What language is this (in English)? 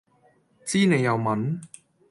Cantonese